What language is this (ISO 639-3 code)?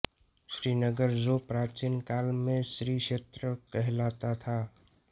hin